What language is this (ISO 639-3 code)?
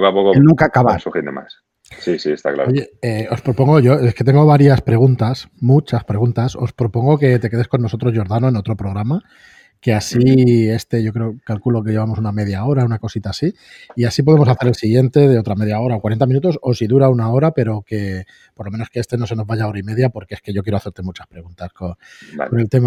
spa